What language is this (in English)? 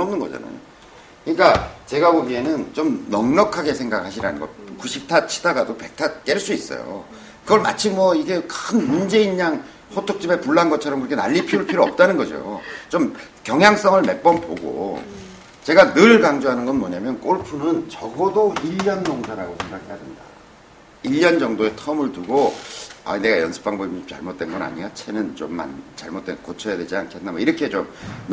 Korean